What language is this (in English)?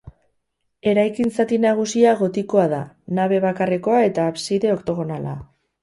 Basque